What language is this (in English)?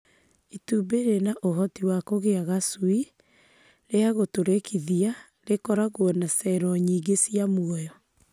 Kikuyu